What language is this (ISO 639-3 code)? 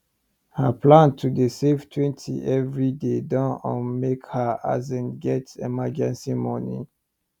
pcm